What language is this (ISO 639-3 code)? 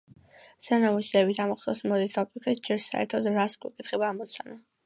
kat